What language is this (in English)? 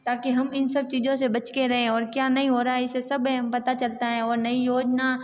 Hindi